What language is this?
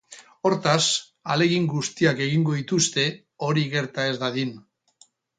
Basque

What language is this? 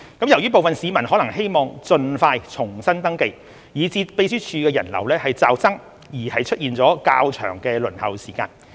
Cantonese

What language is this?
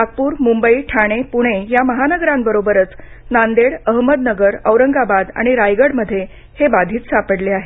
Marathi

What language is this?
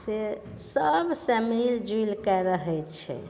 Maithili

